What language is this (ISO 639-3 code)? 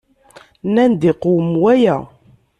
kab